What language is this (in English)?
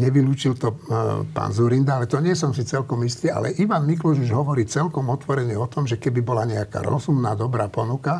Slovak